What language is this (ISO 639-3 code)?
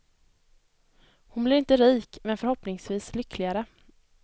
swe